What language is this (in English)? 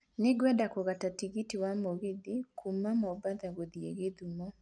Kikuyu